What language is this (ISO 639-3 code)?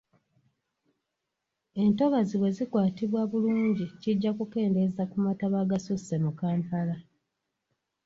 lug